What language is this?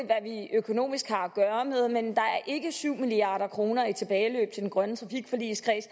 Danish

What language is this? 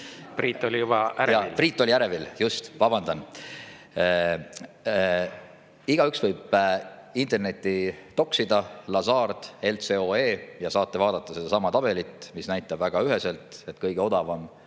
Estonian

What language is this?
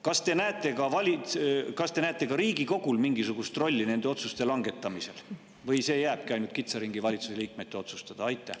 Estonian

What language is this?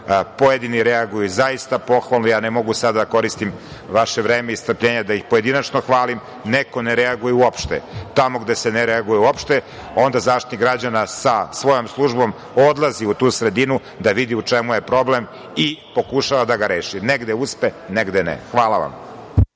Serbian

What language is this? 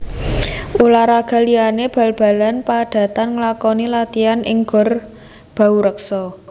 Javanese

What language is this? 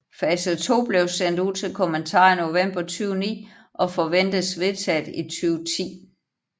Danish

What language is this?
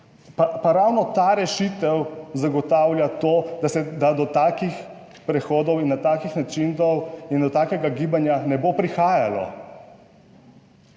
Slovenian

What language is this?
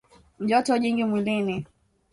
Swahili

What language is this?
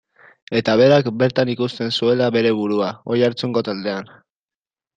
Basque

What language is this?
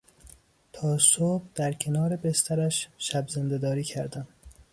Persian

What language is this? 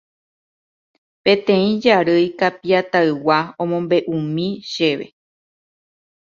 Guarani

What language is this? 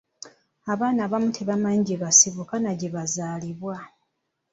Ganda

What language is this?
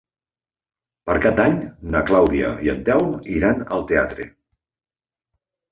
Catalan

